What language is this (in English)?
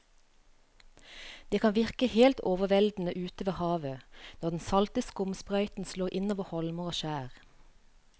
Norwegian